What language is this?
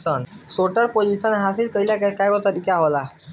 Bhojpuri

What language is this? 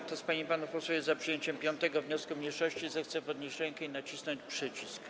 Polish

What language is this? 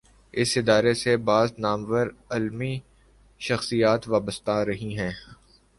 Urdu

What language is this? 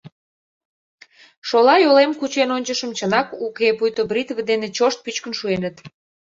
Mari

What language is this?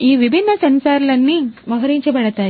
Telugu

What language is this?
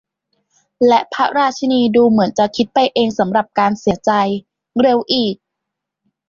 Thai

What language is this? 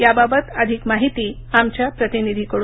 Marathi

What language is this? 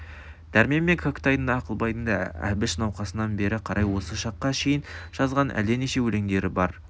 Kazakh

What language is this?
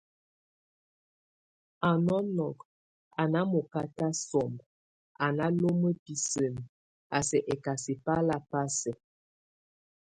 Tunen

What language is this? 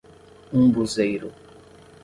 Portuguese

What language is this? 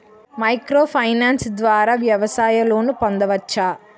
Telugu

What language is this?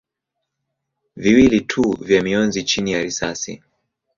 Swahili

